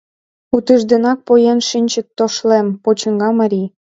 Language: Mari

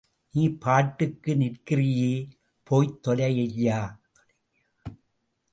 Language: Tamil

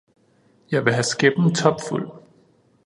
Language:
Danish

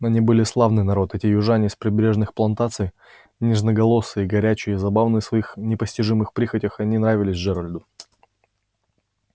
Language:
Russian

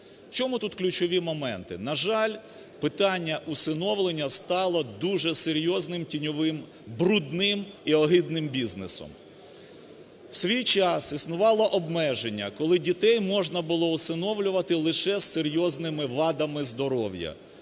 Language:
Ukrainian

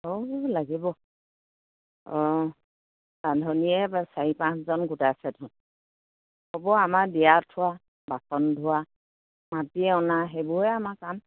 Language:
Assamese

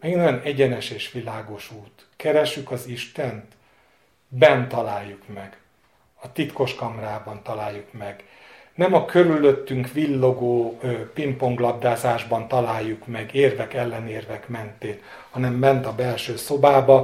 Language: Hungarian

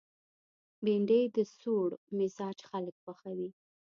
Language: Pashto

